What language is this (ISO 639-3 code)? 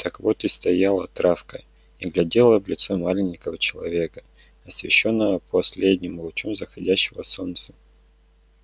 rus